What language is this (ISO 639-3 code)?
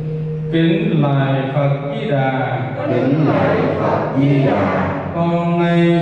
vie